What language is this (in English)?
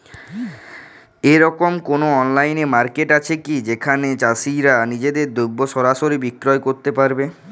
Bangla